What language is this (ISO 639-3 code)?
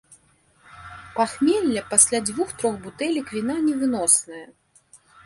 bel